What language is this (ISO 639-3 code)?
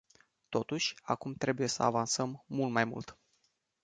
ron